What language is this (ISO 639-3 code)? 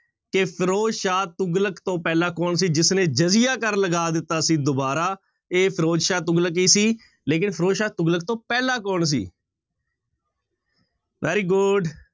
pan